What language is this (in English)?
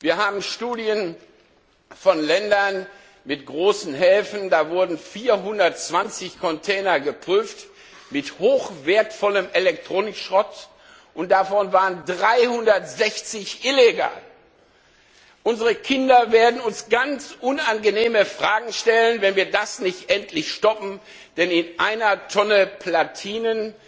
German